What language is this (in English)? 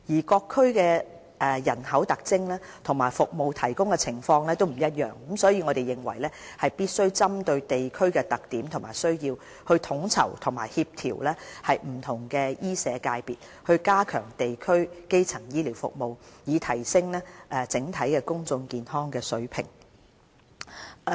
Cantonese